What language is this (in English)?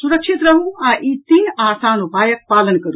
Maithili